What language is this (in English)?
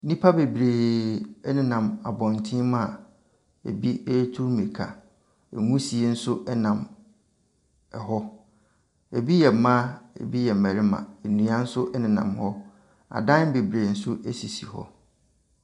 Akan